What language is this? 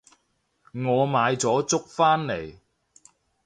Cantonese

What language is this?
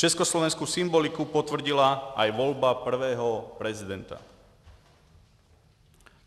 Czech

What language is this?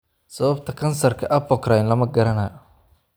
Somali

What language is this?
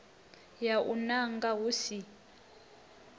Venda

